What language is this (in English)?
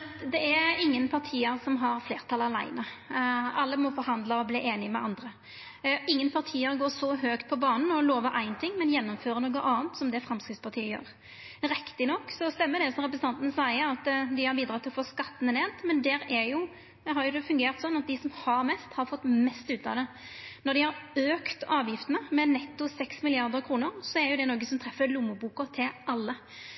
Norwegian Nynorsk